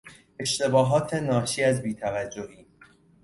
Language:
Persian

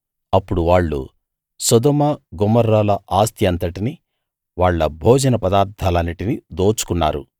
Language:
Telugu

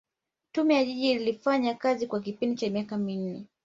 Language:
Swahili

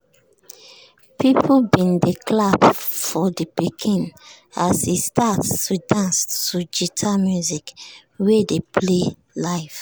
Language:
Nigerian Pidgin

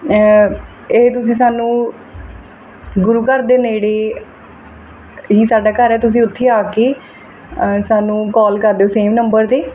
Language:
Punjabi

